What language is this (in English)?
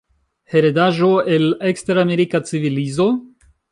Esperanto